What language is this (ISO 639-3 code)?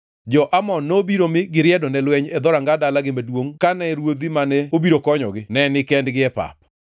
luo